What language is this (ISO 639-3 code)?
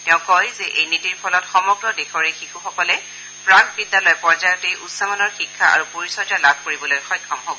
asm